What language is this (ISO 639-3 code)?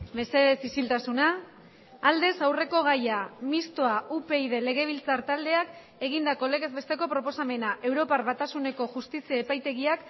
eus